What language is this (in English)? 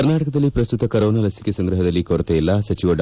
Kannada